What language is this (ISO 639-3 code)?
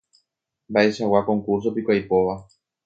grn